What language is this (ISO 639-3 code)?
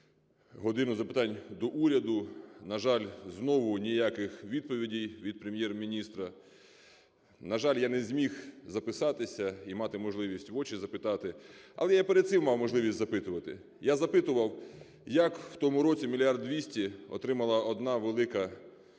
ukr